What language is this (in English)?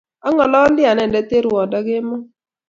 Kalenjin